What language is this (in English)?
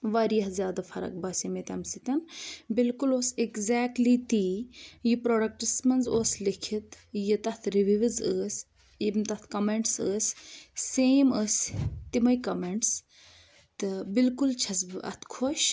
Kashmiri